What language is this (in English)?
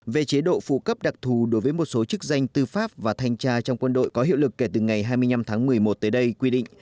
Vietnamese